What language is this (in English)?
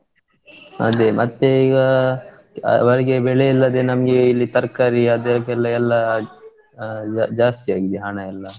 Kannada